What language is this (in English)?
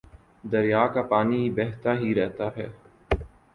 Urdu